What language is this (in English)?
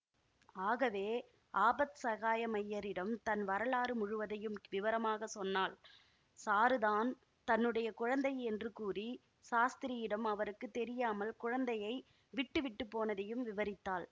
Tamil